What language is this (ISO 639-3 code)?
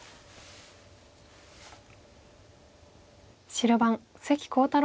jpn